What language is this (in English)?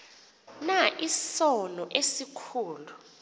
Xhosa